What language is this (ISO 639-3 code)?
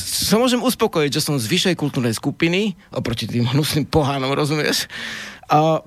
slk